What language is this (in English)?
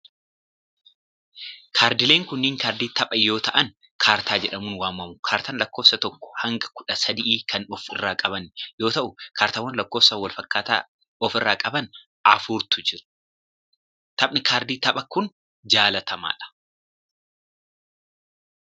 Oromo